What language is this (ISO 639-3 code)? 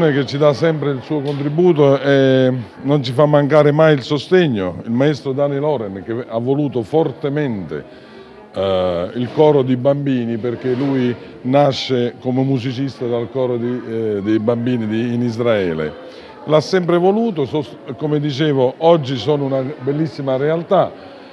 ita